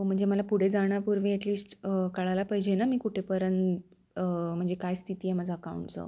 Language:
Marathi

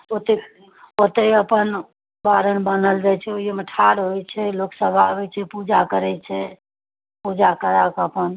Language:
Maithili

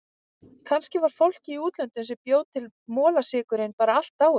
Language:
Icelandic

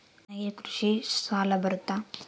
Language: Kannada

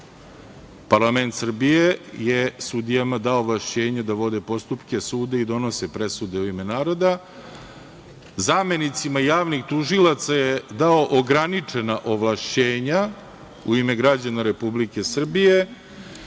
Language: Serbian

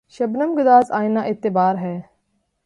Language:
Urdu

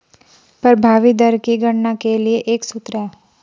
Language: Hindi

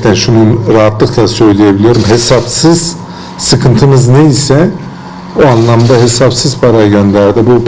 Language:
Turkish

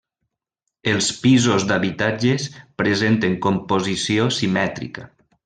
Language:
Catalan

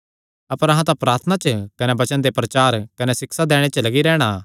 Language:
Kangri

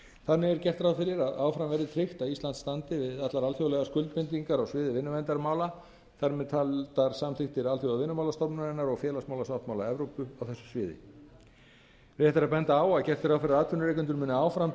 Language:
Icelandic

